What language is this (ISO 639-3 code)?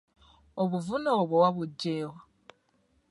lug